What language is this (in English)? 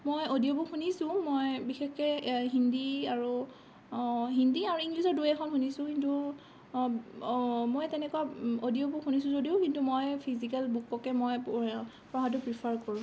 Assamese